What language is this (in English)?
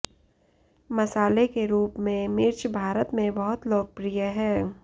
Hindi